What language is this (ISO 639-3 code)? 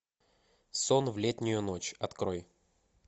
rus